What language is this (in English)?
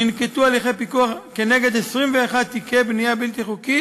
Hebrew